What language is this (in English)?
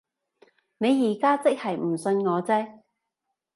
Cantonese